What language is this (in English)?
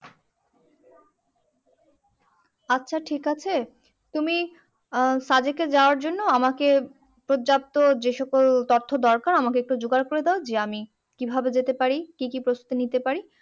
Bangla